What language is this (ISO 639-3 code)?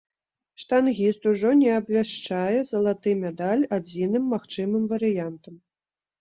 bel